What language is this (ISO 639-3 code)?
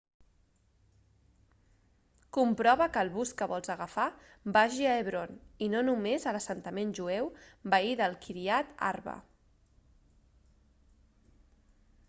cat